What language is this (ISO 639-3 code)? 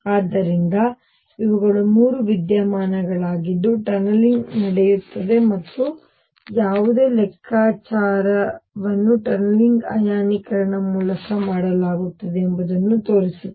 kan